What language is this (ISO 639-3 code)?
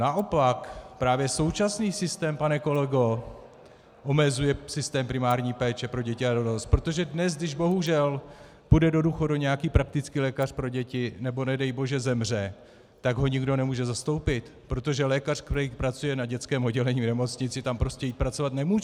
ces